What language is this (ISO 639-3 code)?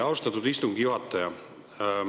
est